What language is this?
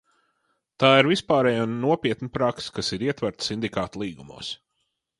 Latvian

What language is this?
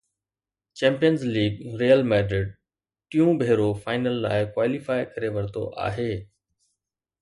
Sindhi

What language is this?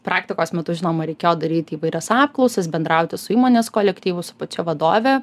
Lithuanian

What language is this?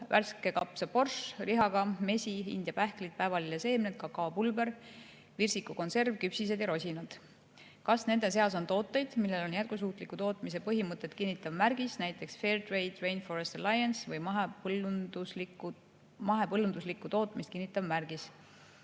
Estonian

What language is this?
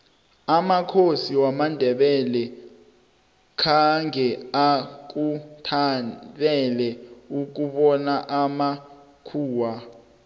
South Ndebele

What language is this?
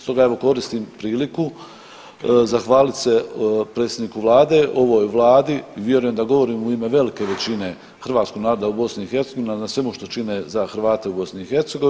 Croatian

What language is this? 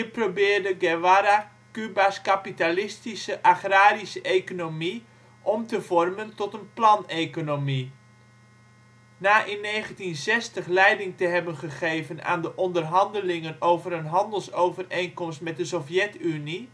Dutch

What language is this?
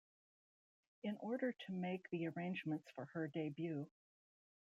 English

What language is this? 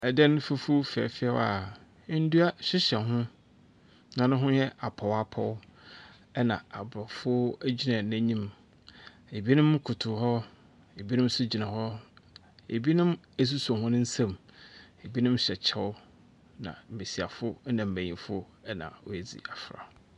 Akan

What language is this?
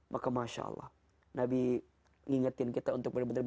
Indonesian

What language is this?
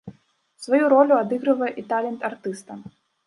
Belarusian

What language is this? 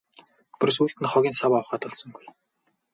Mongolian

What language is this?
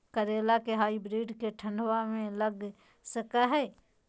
Magahi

